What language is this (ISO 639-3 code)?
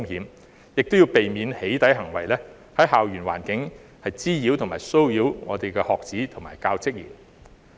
yue